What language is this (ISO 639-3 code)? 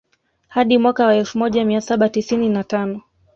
swa